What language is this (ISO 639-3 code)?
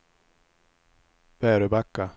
swe